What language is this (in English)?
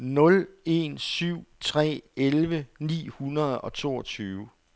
Danish